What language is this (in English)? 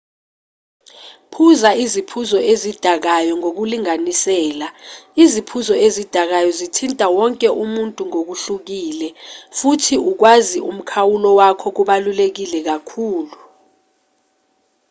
Zulu